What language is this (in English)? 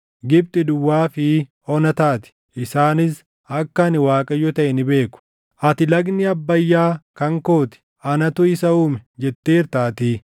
Oromo